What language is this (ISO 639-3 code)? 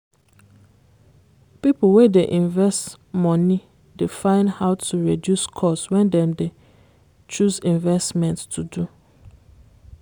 pcm